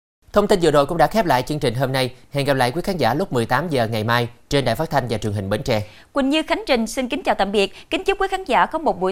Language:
Vietnamese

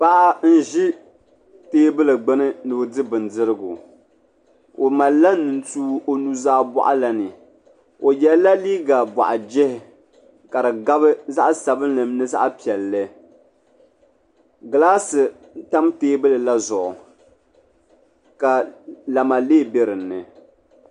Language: Dagbani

